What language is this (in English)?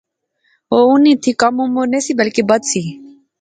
Pahari-Potwari